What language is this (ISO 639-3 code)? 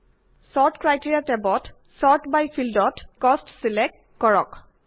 asm